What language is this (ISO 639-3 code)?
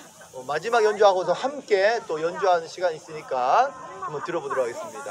kor